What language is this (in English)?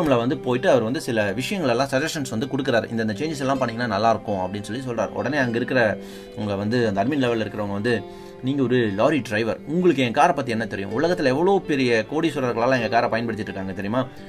Tamil